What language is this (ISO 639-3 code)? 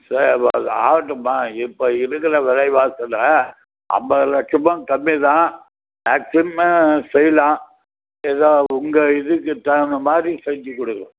tam